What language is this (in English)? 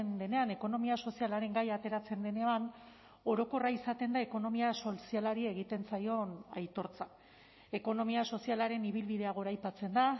Basque